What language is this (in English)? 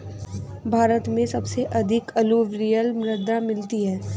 Hindi